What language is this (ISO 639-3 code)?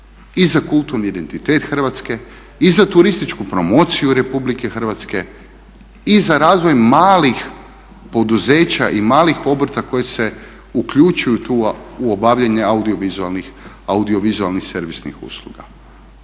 hrv